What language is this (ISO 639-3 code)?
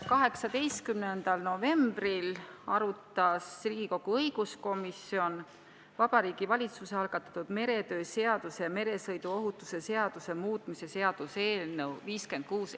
est